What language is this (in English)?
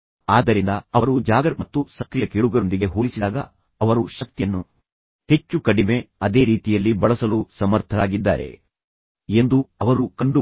Kannada